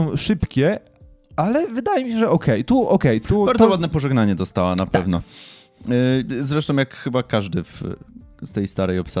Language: Polish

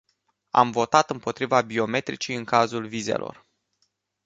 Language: Romanian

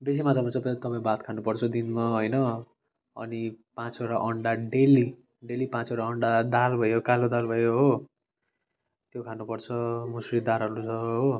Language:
Nepali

